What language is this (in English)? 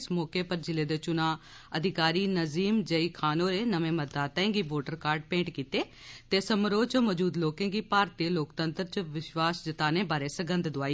Dogri